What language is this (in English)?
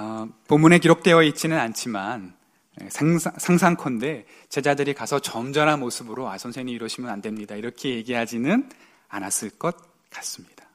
Korean